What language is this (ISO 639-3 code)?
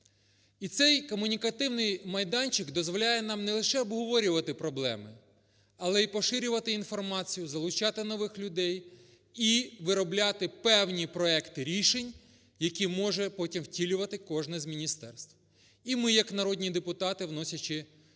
ukr